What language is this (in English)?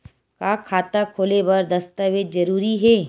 Chhattisgarhi